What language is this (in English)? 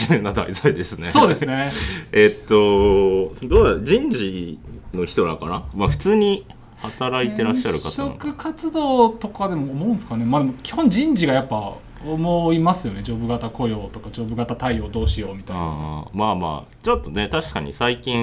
Japanese